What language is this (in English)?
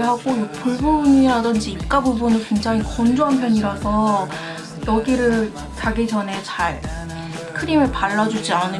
Korean